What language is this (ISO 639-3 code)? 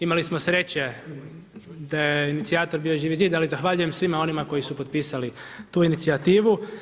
hrv